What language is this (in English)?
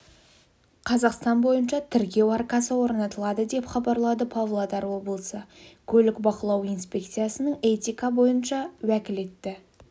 Kazakh